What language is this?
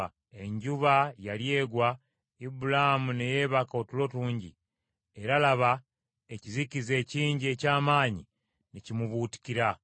Ganda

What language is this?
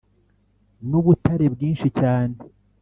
Kinyarwanda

